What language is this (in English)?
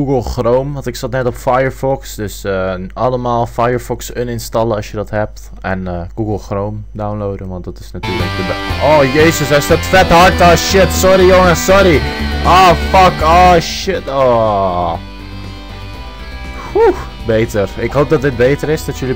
Dutch